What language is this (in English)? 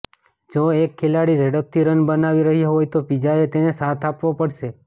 Gujarati